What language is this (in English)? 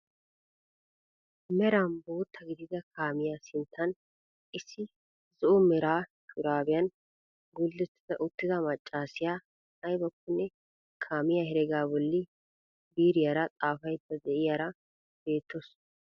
Wolaytta